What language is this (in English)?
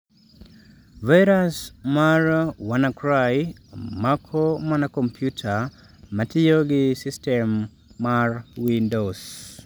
Luo (Kenya and Tanzania)